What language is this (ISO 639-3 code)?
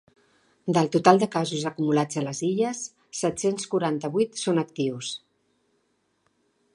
cat